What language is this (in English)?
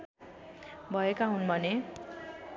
Nepali